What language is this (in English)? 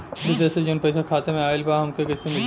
Bhojpuri